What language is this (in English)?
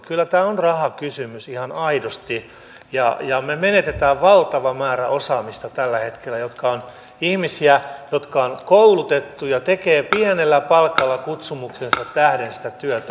Finnish